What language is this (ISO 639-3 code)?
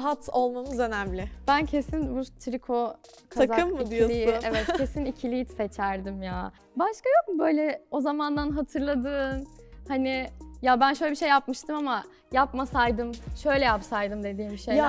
tur